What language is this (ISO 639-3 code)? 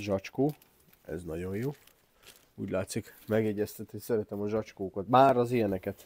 hun